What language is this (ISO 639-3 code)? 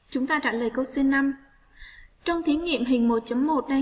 vie